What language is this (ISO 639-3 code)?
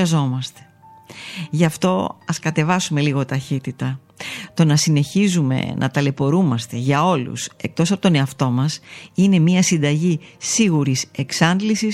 ell